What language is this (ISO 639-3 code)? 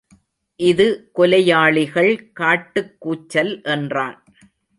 tam